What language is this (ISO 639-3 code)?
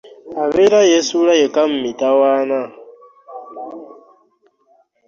lug